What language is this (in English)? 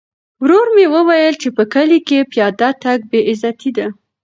Pashto